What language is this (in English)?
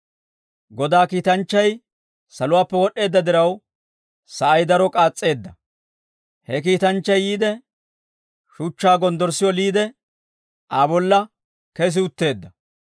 Dawro